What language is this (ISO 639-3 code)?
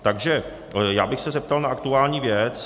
ces